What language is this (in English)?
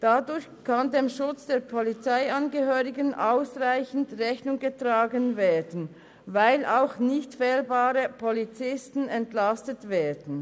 Swiss German